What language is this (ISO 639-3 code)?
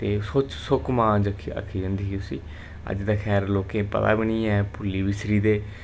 doi